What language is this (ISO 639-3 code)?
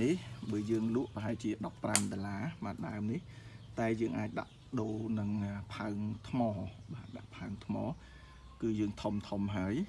vie